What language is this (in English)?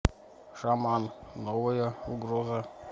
Russian